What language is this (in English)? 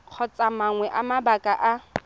Tswana